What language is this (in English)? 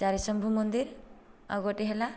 Odia